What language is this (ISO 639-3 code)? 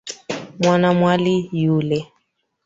swa